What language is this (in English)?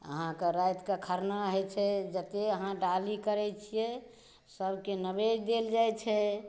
Maithili